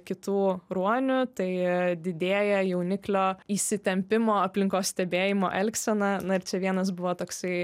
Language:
Lithuanian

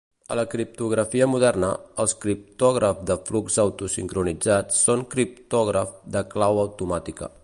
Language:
Catalan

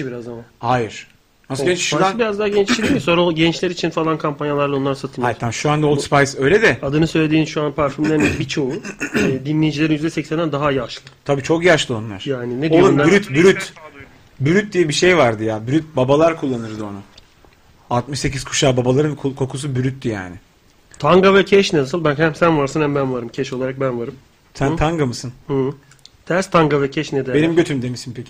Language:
Turkish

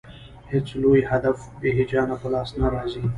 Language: Pashto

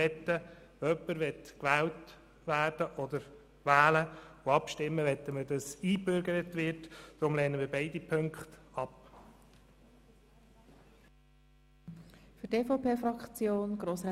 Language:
Swiss German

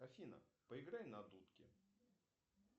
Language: Russian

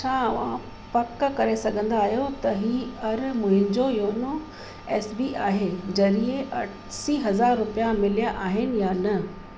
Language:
Sindhi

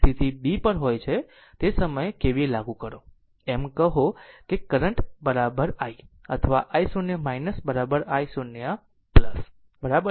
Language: Gujarati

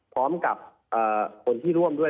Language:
Thai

